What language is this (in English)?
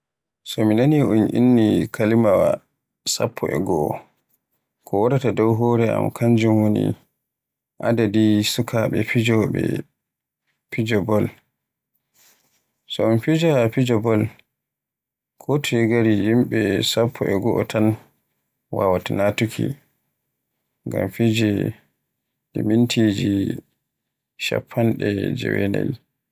Borgu Fulfulde